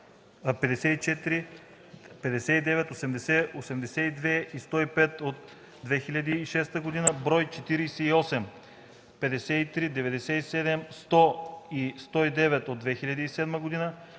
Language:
Bulgarian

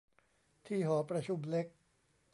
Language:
Thai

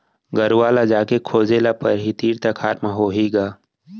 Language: Chhattisgarhi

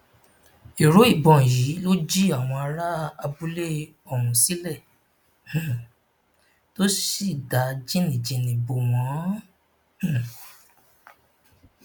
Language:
Yoruba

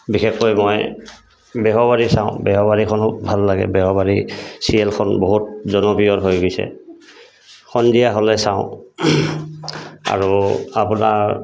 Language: Assamese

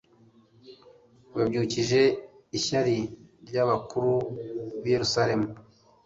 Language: Kinyarwanda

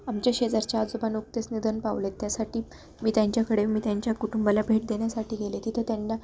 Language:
Marathi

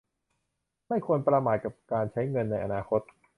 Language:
Thai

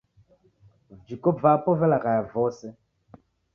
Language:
Taita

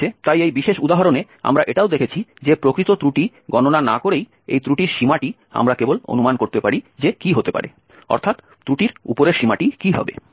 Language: Bangla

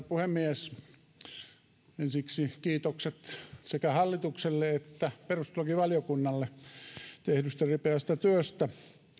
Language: Finnish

